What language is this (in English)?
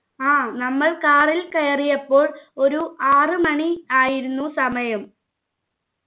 Malayalam